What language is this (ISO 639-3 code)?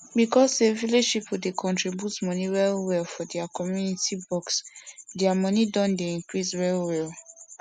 pcm